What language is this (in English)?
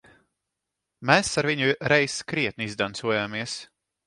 Latvian